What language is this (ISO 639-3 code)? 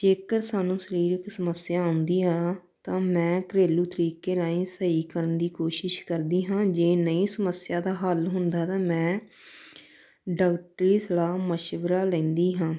pan